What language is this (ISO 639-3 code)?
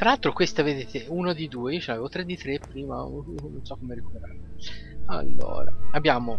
ita